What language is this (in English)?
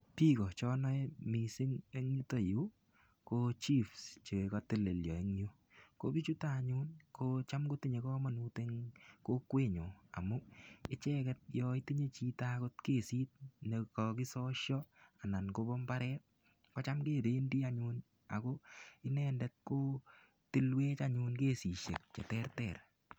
Kalenjin